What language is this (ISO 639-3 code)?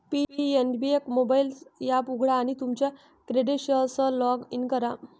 mar